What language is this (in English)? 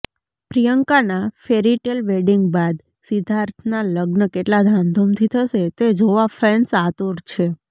Gujarati